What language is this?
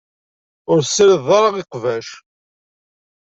Kabyle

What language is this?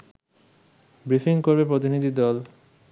Bangla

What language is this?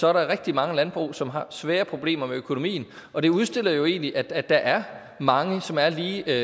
Danish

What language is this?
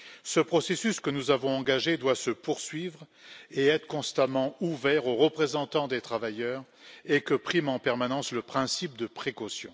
French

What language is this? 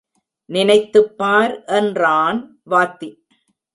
Tamil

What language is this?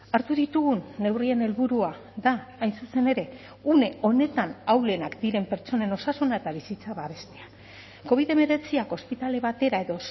Basque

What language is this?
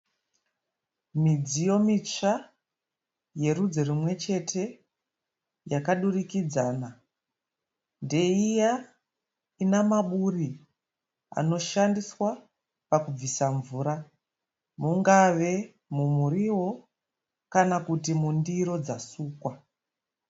Shona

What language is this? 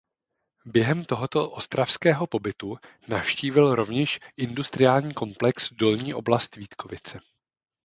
Czech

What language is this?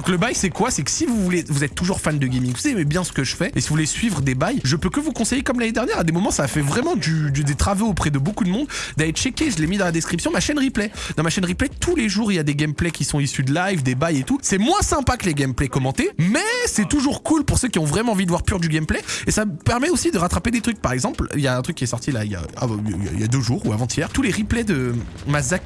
French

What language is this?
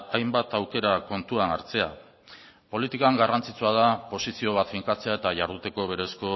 Basque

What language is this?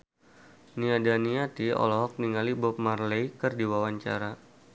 Sundanese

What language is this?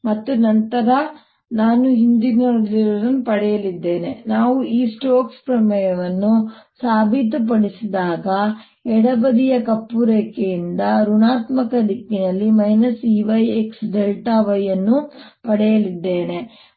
Kannada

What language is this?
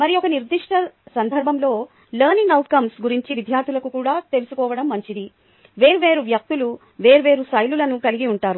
Telugu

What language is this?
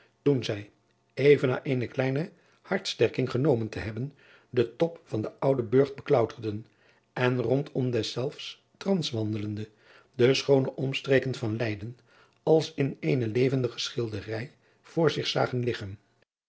Dutch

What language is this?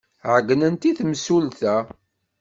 Kabyle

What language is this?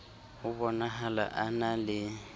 Southern Sotho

